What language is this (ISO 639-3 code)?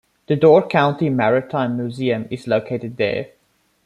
eng